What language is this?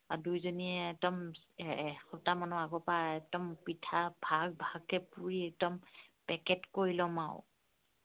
Assamese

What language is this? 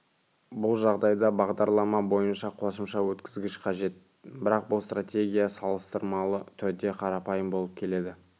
Kazakh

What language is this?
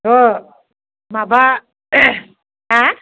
Bodo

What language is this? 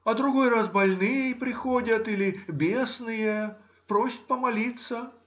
Russian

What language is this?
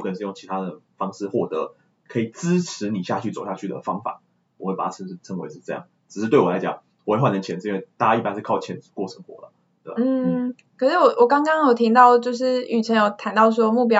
Chinese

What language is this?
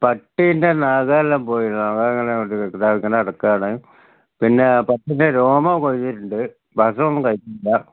Malayalam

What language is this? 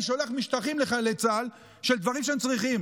Hebrew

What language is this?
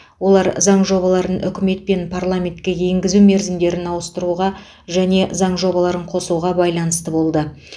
Kazakh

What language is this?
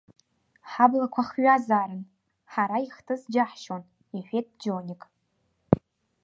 Abkhazian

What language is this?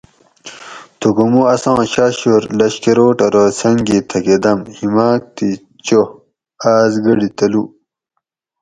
Gawri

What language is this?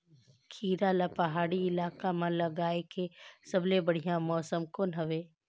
Chhattisgarhi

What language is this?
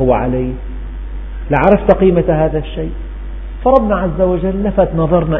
Arabic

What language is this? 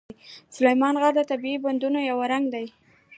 Pashto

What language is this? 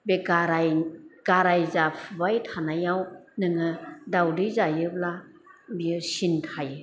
Bodo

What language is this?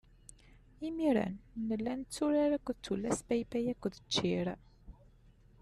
Kabyle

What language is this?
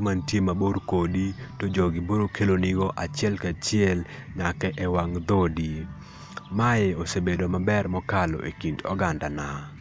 Luo (Kenya and Tanzania)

